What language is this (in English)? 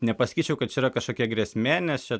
Lithuanian